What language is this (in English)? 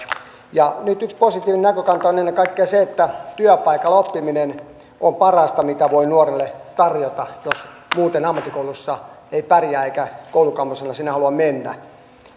Finnish